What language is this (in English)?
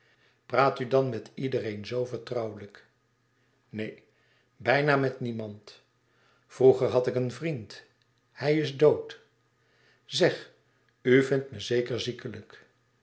Dutch